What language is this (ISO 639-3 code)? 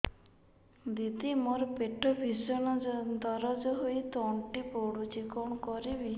ori